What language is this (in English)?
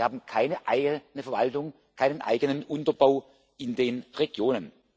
German